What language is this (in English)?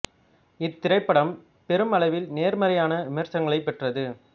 Tamil